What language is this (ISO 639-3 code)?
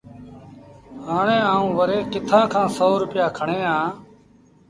sbn